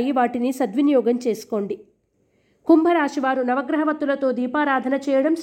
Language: Telugu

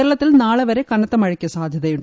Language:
Malayalam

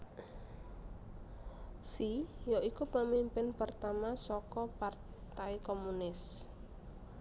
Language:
Javanese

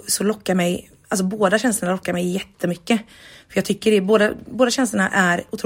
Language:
Swedish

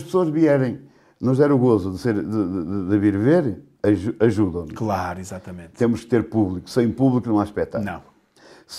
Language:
Portuguese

